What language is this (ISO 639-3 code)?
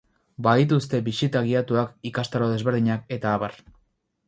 eus